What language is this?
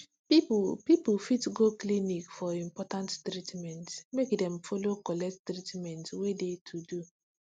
Nigerian Pidgin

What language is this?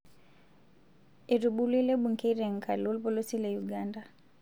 Masai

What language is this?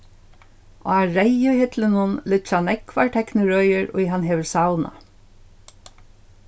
Faroese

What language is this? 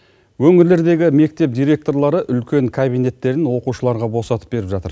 Kazakh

